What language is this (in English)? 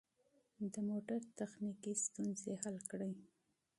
Pashto